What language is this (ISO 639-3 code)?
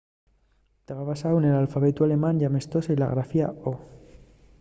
ast